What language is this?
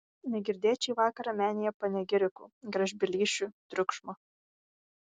Lithuanian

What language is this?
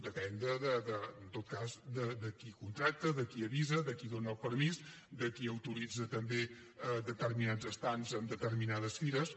Catalan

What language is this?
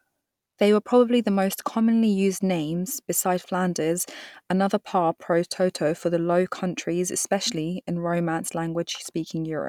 English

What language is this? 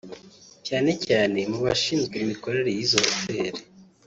Kinyarwanda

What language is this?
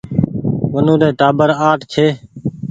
Goaria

